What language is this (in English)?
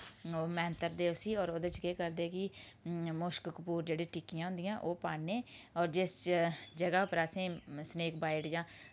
Dogri